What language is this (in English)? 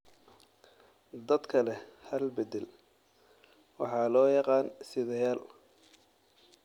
Somali